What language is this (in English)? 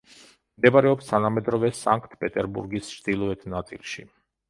Georgian